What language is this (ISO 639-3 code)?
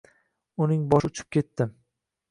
uzb